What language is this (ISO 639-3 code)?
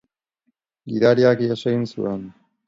eus